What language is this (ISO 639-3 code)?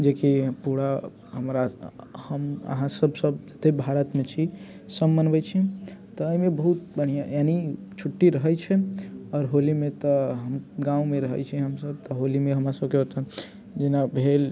mai